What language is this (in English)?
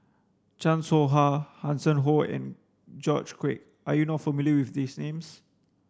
English